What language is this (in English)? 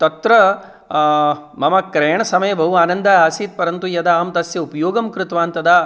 Sanskrit